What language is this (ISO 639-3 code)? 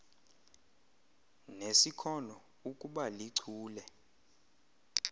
xho